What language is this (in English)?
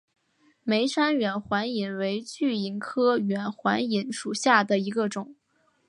Chinese